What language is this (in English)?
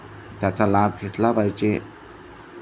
Marathi